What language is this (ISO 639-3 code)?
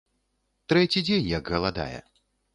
bel